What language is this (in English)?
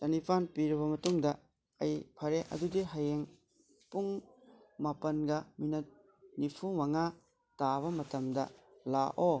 Manipuri